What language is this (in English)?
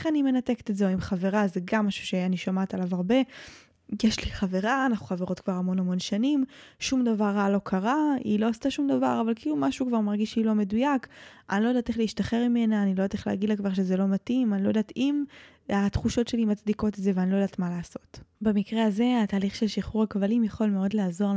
Hebrew